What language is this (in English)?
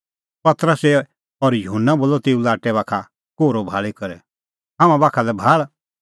Kullu Pahari